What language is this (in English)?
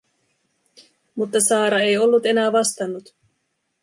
Finnish